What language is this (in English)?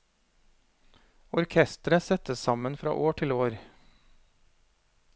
Norwegian